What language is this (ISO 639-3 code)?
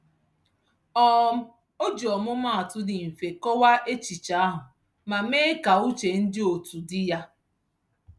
ibo